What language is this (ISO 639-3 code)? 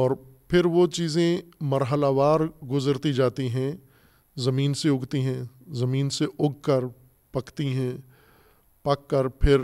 urd